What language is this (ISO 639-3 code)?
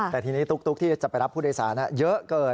tha